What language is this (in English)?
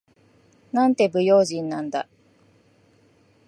Japanese